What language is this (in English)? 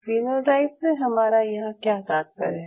Hindi